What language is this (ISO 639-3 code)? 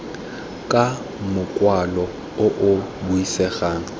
tsn